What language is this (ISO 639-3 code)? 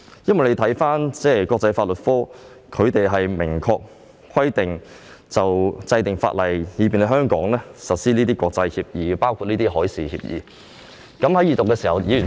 yue